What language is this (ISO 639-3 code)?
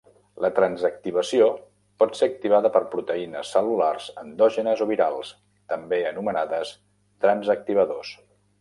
cat